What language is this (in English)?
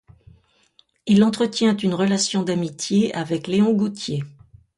French